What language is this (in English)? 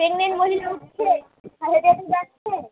Bangla